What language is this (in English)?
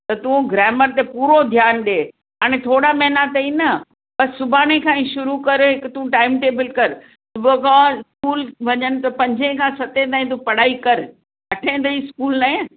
Sindhi